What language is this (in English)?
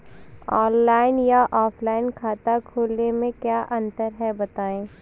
Hindi